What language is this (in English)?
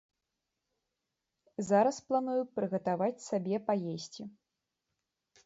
Belarusian